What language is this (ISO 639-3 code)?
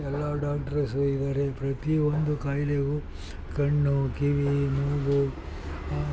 kan